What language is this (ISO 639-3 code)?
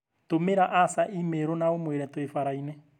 kik